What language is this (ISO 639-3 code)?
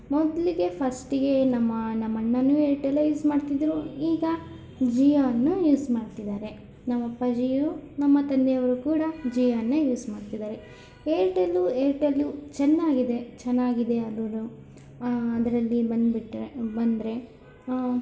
kan